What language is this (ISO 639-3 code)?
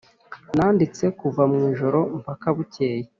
kin